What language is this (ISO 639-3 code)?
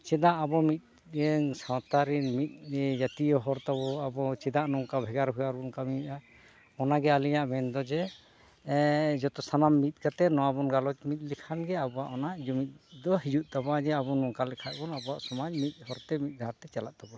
sat